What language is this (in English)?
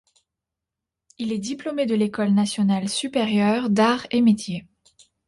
French